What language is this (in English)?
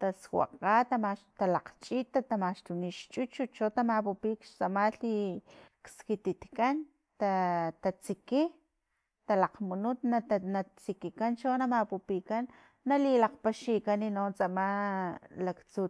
Filomena Mata-Coahuitlán Totonac